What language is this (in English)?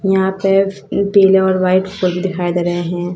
Hindi